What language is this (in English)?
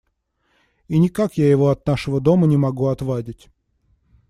Russian